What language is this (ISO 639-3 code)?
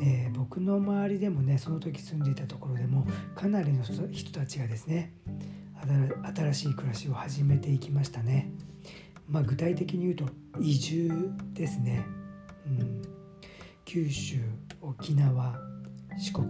jpn